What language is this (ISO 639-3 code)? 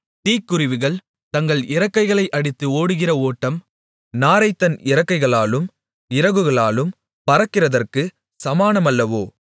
tam